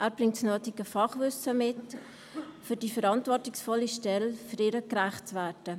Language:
Swiss German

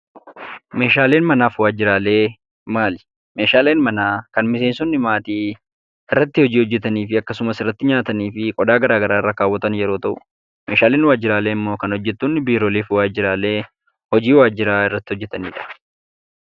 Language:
Oromo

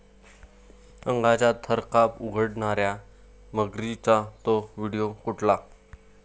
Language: Marathi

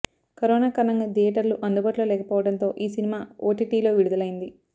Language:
Telugu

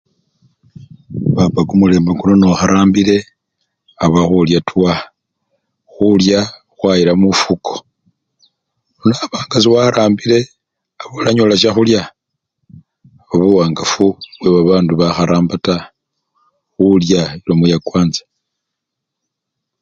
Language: Luyia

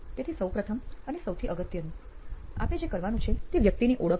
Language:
Gujarati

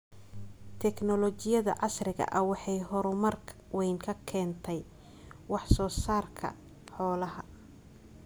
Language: Somali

